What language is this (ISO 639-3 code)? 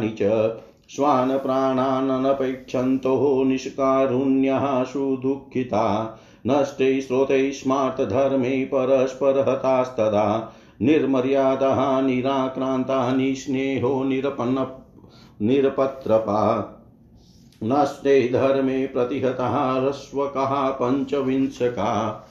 hin